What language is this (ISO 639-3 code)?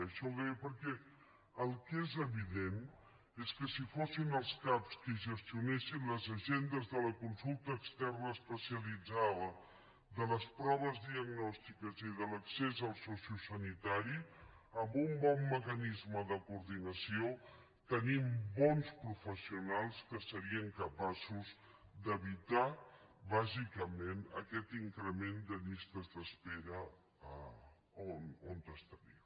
cat